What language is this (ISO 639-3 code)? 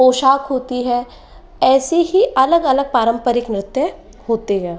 hin